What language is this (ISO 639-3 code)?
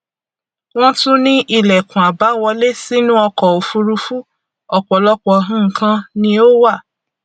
yor